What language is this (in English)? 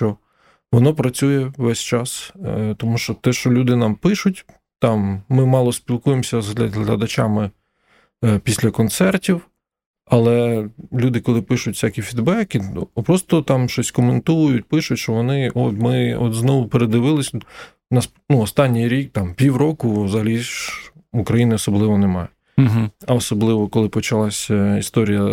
Ukrainian